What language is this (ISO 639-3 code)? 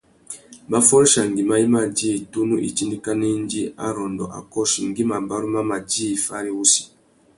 bag